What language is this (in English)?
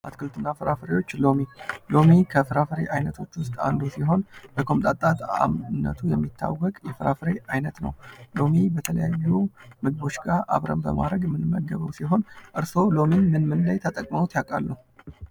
Amharic